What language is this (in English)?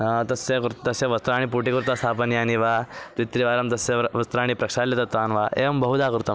Sanskrit